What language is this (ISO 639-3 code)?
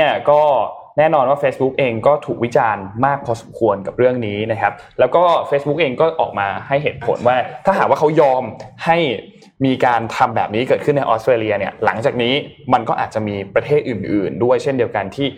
tha